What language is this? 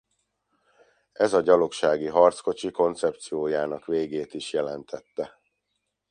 Hungarian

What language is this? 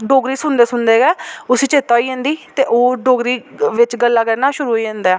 Dogri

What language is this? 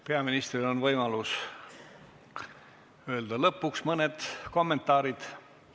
Estonian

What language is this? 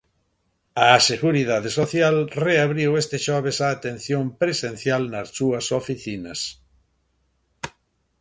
Galician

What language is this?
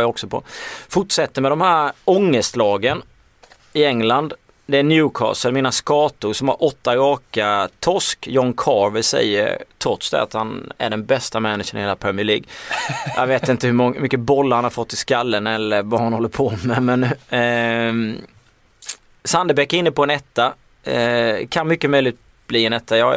Swedish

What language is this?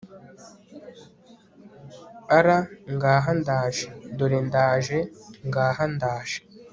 Kinyarwanda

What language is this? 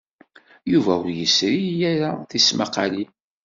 Kabyle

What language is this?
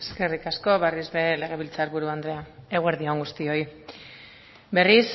Basque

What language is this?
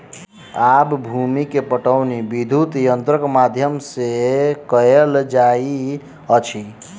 Maithili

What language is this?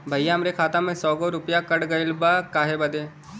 Bhojpuri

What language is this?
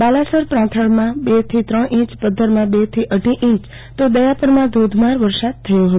Gujarati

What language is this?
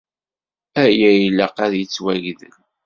Kabyle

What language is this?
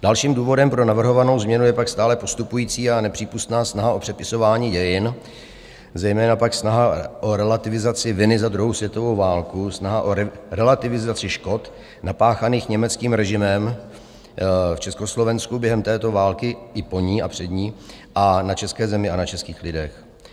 Czech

